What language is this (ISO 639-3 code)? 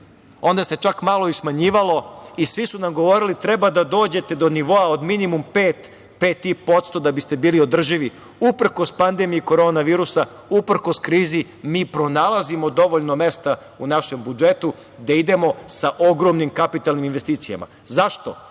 srp